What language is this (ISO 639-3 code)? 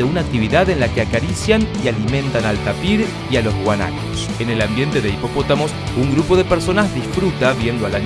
spa